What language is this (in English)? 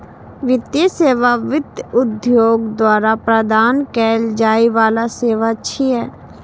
Maithili